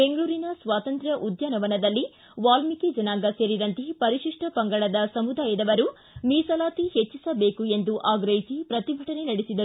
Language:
Kannada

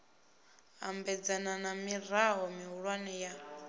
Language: Venda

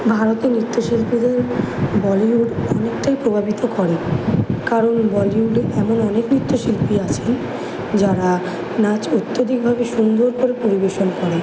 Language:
Bangla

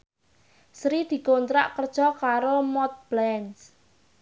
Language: Javanese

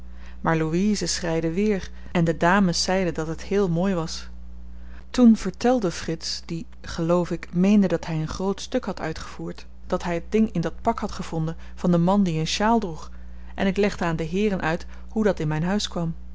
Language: Dutch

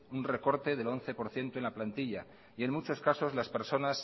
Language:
Spanish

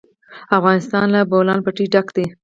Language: Pashto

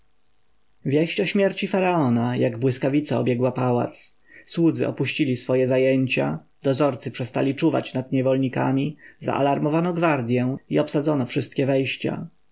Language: Polish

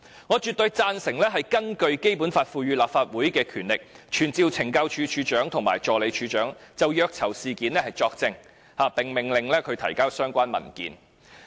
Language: Cantonese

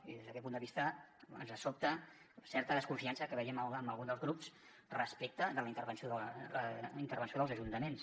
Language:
Catalan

